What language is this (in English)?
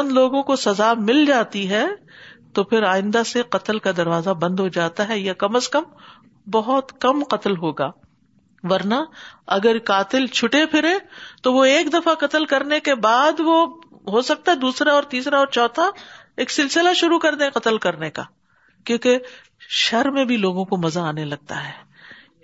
Urdu